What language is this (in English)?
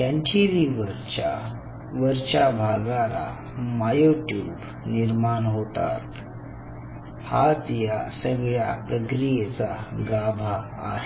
Marathi